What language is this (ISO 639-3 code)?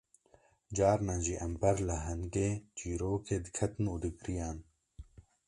kur